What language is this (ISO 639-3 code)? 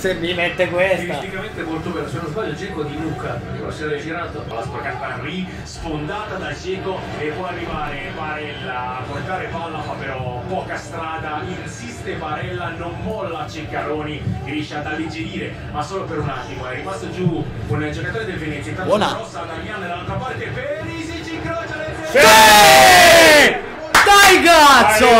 ita